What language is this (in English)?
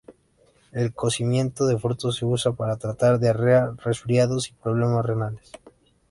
Spanish